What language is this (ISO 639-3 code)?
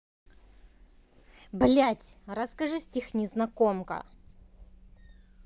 rus